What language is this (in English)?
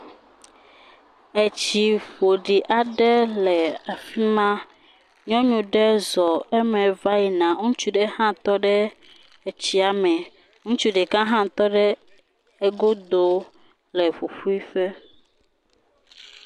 Ewe